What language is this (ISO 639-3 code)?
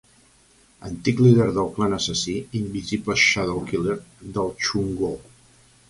cat